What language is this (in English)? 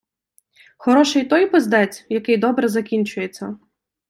Ukrainian